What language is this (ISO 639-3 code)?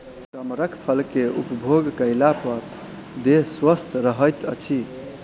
mai